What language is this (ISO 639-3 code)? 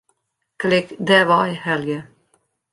fry